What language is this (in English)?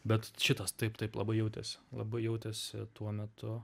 Lithuanian